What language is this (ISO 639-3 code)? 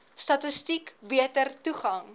afr